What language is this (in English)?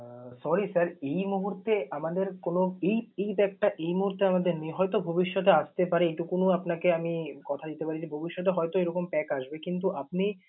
Bangla